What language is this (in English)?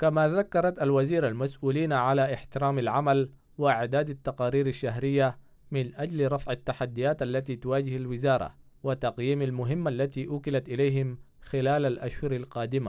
Arabic